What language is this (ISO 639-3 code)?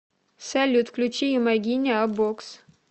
rus